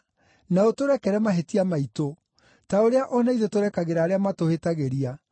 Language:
Kikuyu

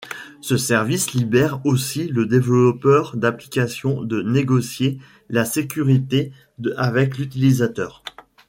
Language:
French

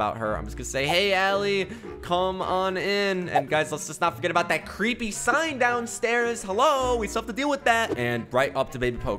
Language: English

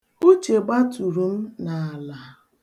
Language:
Igbo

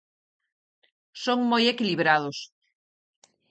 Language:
Galician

